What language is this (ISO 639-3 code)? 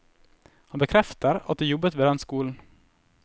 nor